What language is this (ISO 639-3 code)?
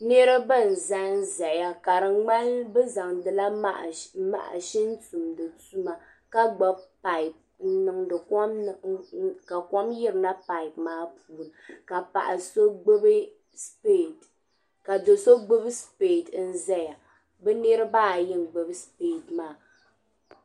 dag